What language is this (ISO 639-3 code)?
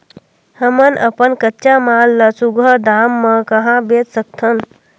hne